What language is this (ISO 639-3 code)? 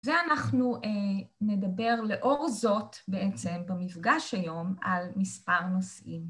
heb